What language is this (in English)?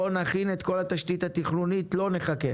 Hebrew